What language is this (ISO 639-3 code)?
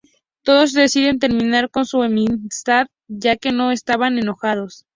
spa